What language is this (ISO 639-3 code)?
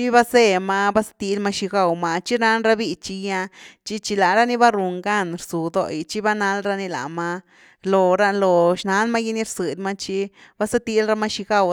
ztu